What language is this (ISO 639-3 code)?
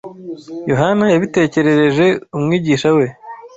kin